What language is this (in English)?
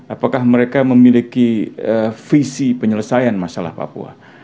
Indonesian